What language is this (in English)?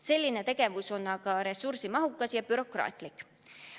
Estonian